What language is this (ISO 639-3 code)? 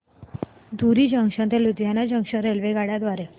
mar